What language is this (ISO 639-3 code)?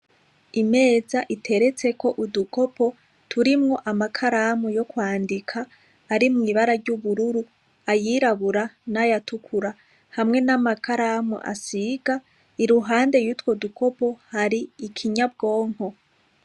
run